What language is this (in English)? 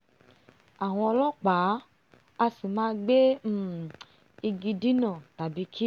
Yoruba